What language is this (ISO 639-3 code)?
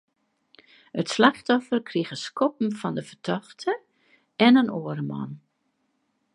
fry